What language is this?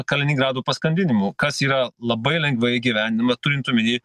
Lithuanian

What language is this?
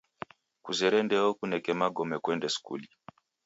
Taita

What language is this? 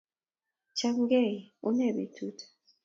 Kalenjin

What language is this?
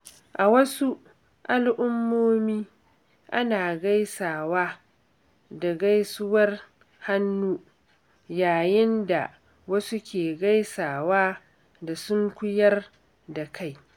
Hausa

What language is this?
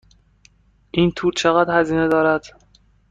Persian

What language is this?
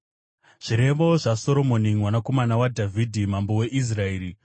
Shona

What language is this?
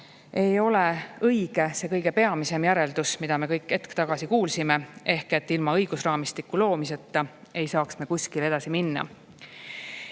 Estonian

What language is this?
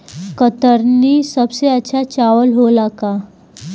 Bhojpuri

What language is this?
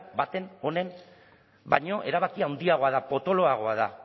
Basque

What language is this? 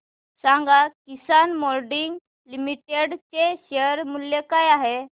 Marathi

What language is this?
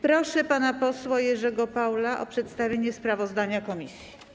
Polish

